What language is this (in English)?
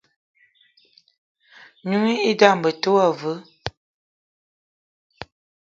Eton (Cameroon)